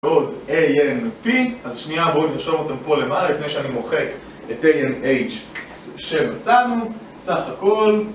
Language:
Hebrew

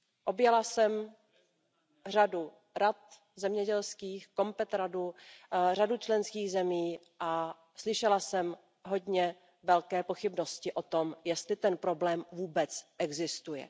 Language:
Czech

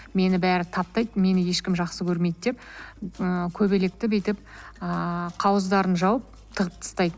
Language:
Kazakh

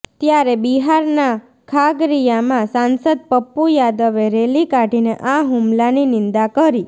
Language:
Gujarati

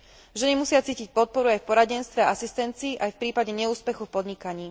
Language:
Slovak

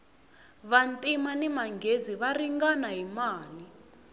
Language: Tsonga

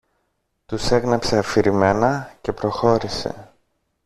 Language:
Greek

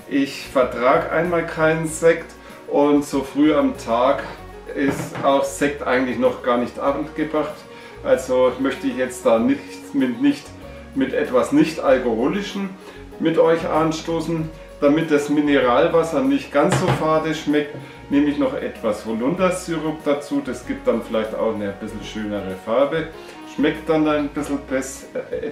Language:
German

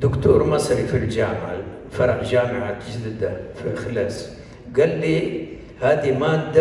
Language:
Arabic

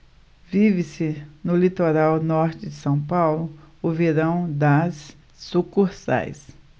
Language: Portuguese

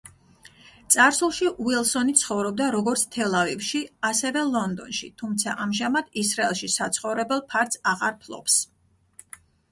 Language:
Georgian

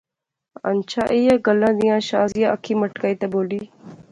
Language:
Pahari-Potwari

